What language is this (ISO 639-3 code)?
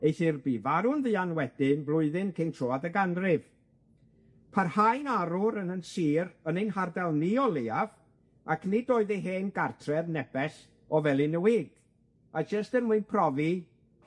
cym